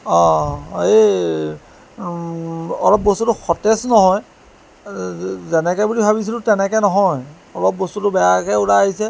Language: Assamese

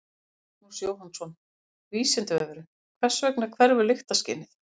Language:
Icelandic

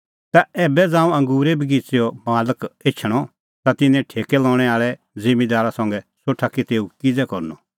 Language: Kullu Pahari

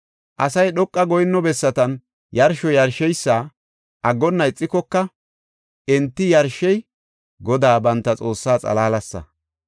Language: Gofa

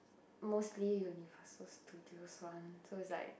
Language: English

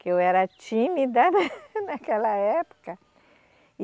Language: Portuguese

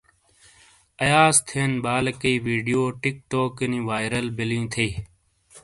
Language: Shina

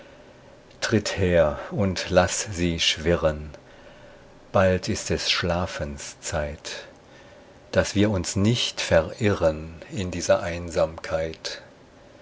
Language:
German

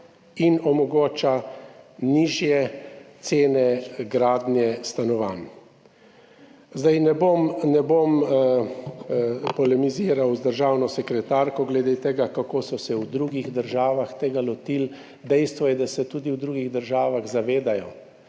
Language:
Slovenian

